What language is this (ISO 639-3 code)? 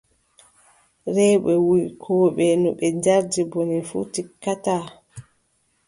fub